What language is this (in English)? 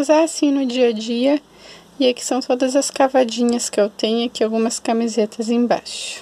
Portuguese